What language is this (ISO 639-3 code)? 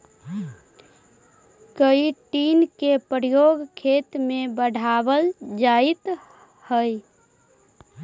mag